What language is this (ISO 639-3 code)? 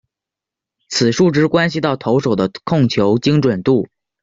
zho